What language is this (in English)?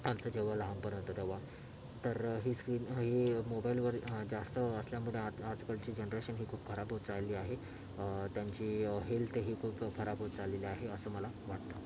Marathi